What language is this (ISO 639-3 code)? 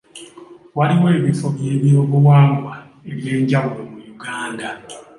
lug